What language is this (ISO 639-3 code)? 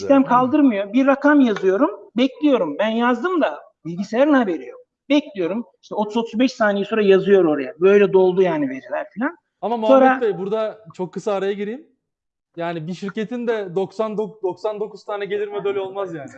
tur